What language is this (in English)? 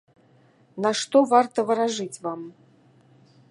Belarusian